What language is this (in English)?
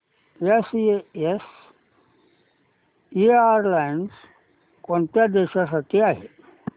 Marathi